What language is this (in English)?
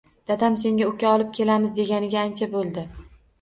Uzbek